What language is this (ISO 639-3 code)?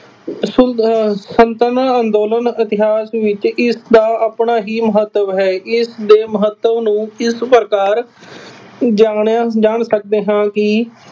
pan